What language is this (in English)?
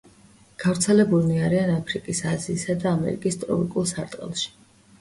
Georgian